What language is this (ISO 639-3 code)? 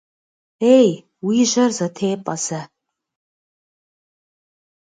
kbd